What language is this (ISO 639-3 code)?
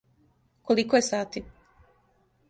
srp